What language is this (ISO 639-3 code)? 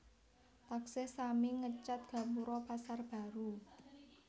jav